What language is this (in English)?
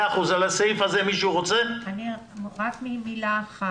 Hebrew